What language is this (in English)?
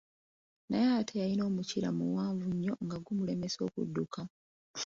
Ganda